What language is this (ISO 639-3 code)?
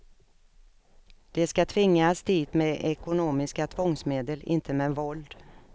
swe